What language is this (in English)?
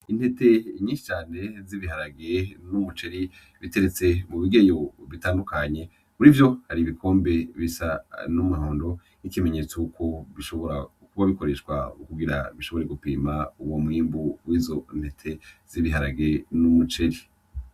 Rundi